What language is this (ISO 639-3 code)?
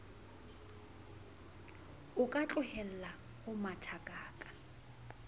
sot